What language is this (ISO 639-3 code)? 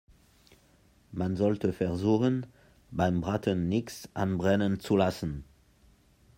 deu